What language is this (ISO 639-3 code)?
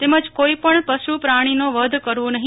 guj